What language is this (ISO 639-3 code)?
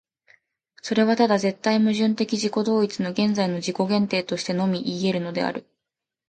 jpn